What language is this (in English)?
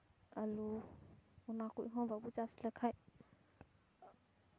Santali